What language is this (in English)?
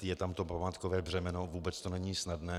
Czech